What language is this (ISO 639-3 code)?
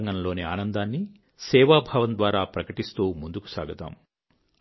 tel